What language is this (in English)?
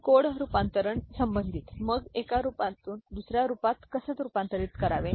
Marathi